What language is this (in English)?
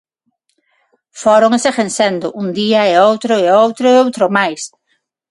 Galician